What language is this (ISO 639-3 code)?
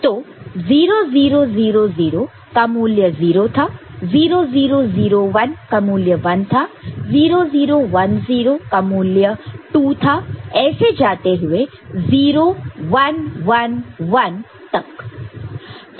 hin